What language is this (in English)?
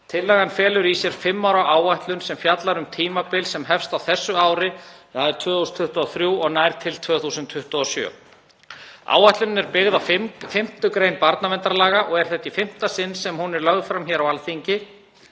Icelandic